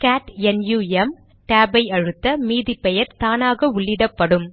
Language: Tamil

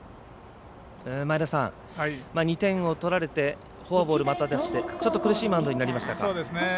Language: Japanese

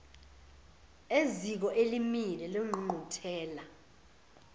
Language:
Zulu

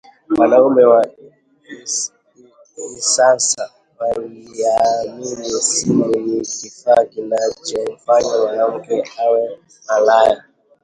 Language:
Swahili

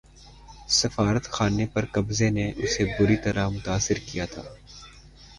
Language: Urdu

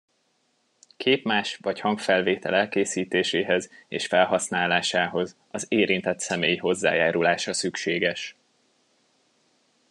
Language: Hungarian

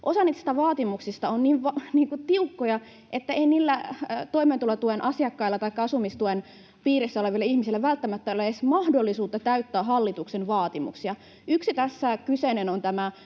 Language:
Finnish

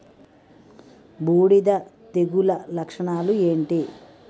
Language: Telugu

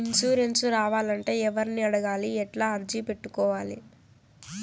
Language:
Telugu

